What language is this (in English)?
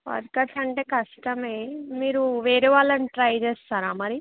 Telugu